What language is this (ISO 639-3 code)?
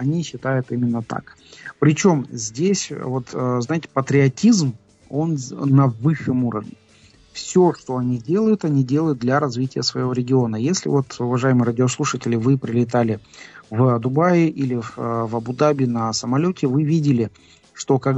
rus